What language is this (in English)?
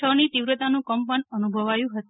Gujarati